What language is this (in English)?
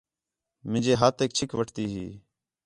Khetrani